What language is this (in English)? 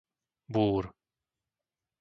Slovak